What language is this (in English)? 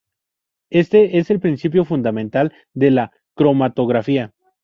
Spanish